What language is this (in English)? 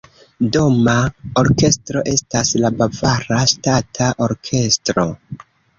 Esperanto